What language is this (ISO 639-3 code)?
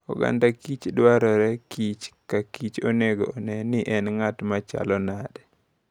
luo